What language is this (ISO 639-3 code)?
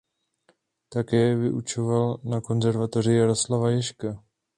ces